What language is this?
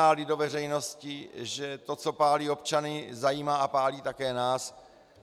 Czech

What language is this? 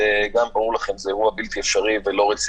Hebrew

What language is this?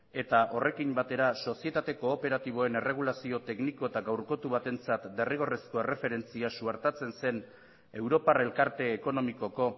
Basque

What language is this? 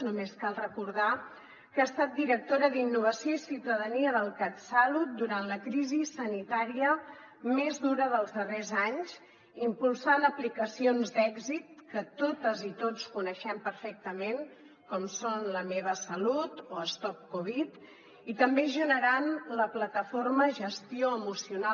Catalan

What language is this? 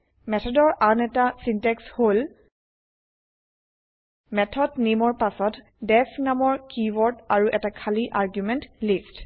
Assamese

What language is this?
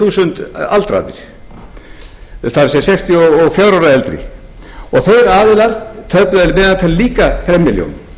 Icelandic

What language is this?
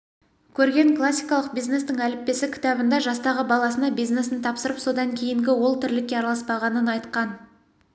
Kazakh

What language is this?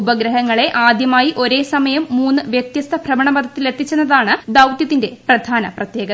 Malayalam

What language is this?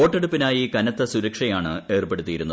Malayalam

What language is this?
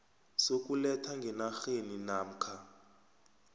South Ndebele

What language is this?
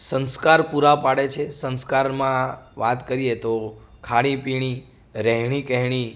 Gujarati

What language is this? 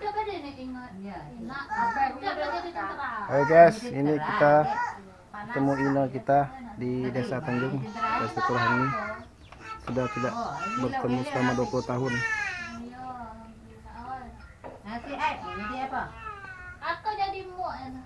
Indonesian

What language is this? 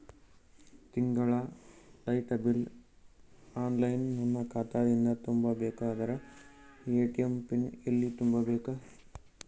Kannada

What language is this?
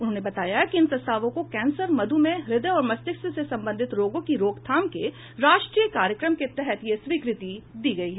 Hindi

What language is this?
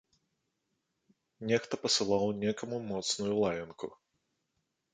Belarusian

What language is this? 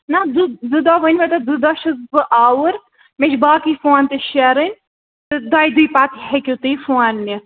Kashmiri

